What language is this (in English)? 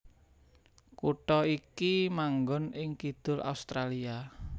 Javanese